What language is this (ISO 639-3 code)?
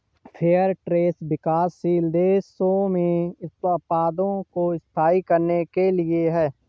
hin